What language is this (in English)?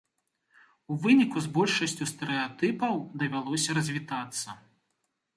Belarusian